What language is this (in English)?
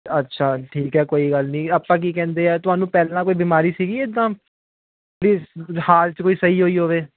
Punjabi